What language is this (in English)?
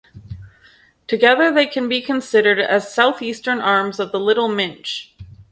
English